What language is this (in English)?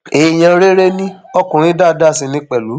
Yoruba